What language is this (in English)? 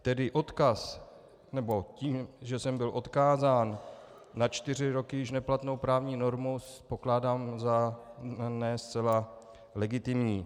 Czech